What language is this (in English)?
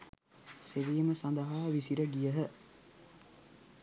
Sinhala